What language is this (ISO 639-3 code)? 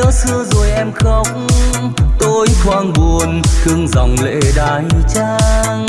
vie